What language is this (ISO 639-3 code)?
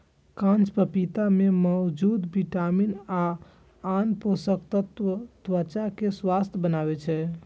mai